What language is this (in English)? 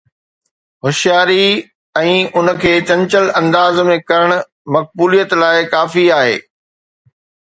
Sindhi